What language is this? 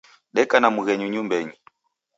Taita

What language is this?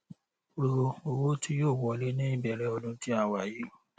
Yoruba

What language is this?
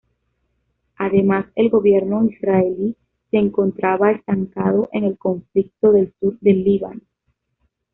Spanish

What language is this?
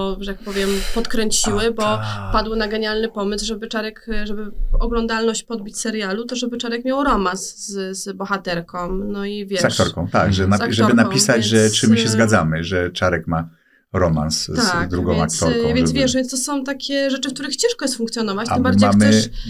Polish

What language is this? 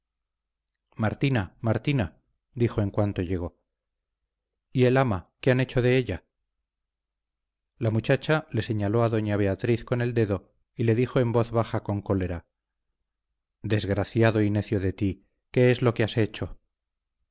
Spanish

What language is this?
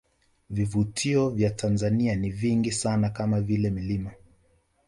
Swahili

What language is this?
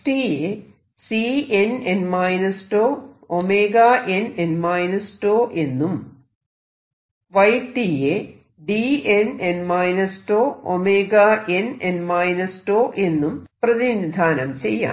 Malayalam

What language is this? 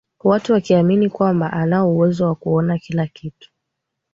Swahili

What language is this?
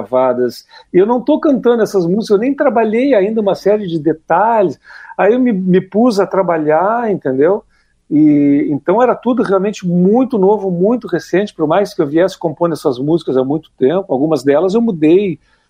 Portuguese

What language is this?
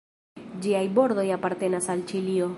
Esperanto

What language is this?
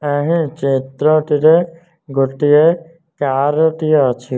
Odia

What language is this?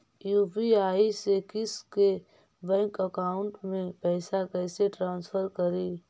Magahi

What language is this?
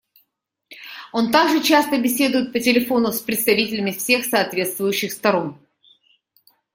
Russian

